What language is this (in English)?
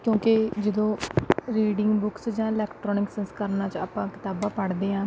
Punjabi